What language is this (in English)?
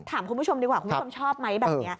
Thai